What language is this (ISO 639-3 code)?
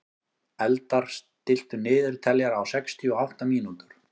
isl